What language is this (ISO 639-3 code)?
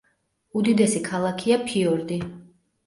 kat